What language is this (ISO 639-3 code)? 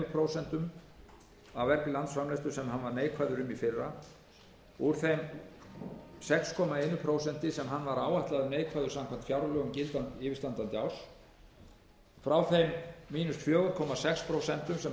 isl